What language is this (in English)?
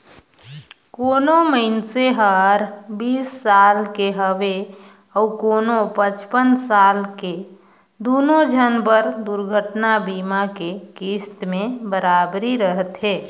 Chhattisgarhi